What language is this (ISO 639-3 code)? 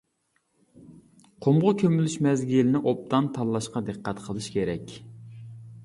uig